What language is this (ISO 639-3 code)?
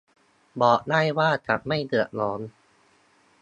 tha